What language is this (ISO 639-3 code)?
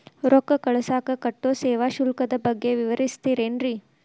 kan